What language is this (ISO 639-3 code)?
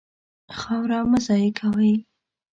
pus